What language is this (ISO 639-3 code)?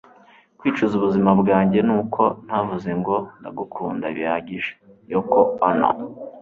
kin